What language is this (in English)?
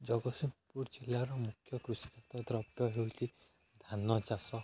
Odia